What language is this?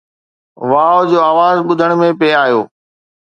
Sindhi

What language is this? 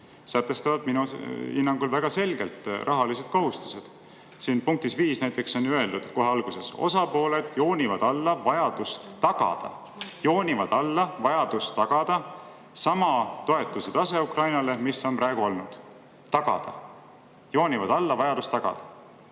Estonian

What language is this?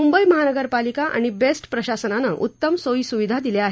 Marathi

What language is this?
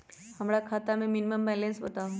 Magahi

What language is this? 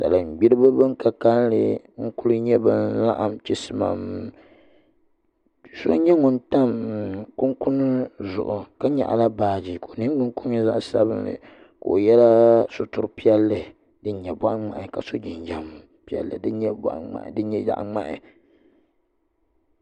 Dagbani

